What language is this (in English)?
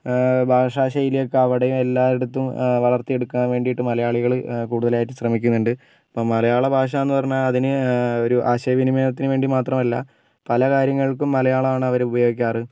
Malayalam